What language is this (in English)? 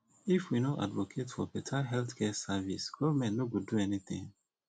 Nigerian Pidgin